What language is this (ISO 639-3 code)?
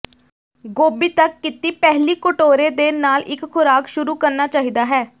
pan